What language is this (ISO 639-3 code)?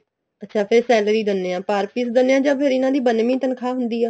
pan